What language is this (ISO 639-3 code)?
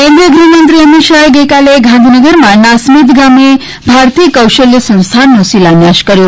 guj